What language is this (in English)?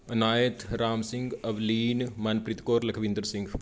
Punjabi